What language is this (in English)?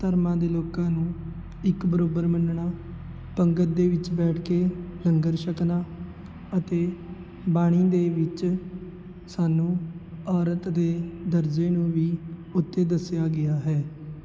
Punjabi